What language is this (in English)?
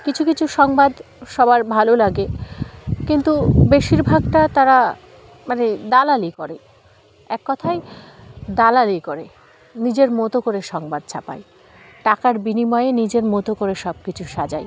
Bangla